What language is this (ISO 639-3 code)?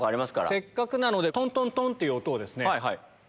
jpn